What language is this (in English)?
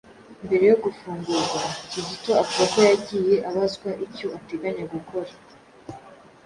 Kinyarwanda